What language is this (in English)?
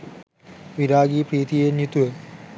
Sinhala